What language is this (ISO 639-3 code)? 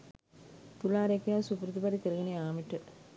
sin